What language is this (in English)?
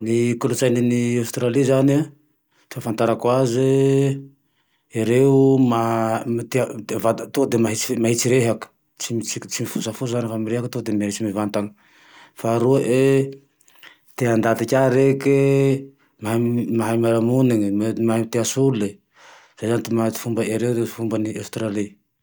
Tandroy-Mahafaly Malagasy